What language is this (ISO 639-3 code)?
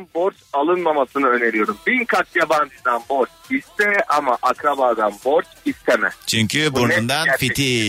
tur